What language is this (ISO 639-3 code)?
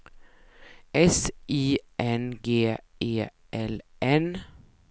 swe